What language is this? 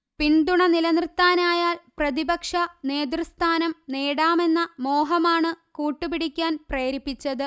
Malayalam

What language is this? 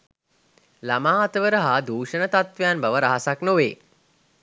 Sinhala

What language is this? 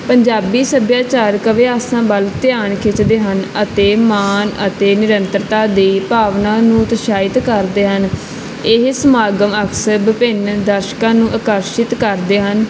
Punjabi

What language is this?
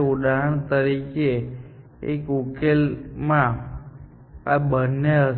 Gujarati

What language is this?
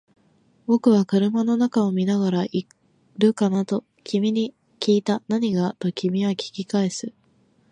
Japanese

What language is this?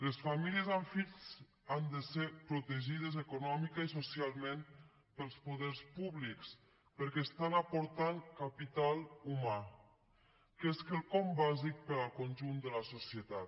Catalan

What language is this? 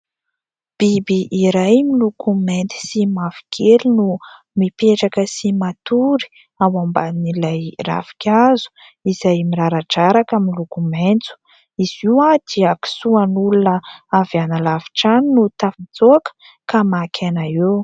Malagasy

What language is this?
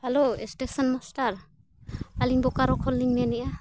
Santali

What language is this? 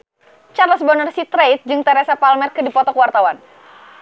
Sundanese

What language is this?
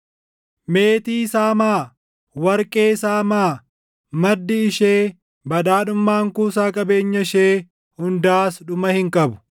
Oromo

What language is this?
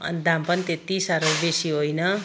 Nepali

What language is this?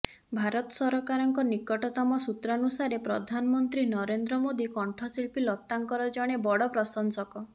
Odia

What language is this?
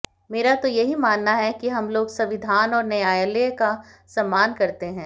Hindi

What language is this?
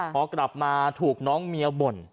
Thai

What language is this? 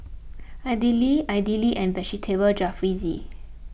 English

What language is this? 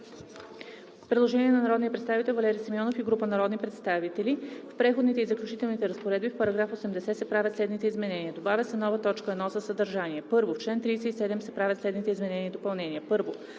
Bulgarian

